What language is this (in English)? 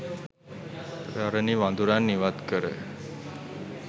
Sinhala